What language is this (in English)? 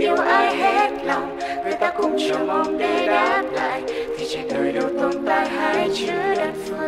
Vietnamese